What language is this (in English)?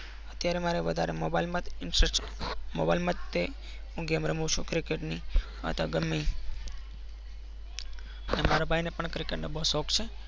Gujarati